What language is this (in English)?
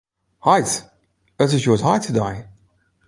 Western Frisian